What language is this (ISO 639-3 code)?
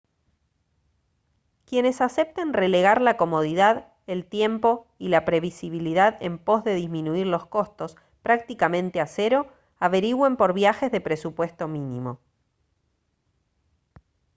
spa